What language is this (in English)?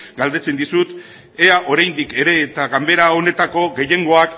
Basque